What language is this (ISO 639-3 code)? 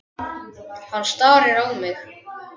isl